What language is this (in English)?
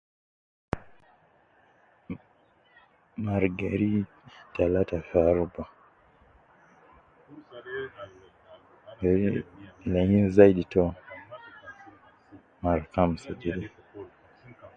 Nubi